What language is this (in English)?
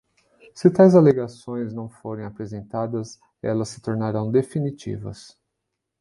Portuguese